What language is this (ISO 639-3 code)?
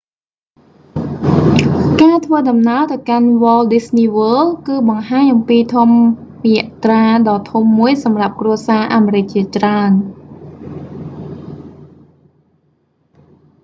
khm